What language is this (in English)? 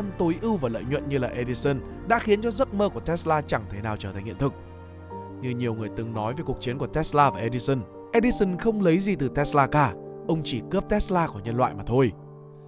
Vietnamese